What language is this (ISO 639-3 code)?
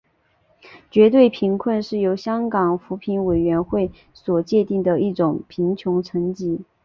zho